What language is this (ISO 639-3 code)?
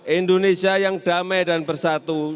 ind